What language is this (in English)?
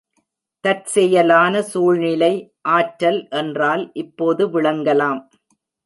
Tamil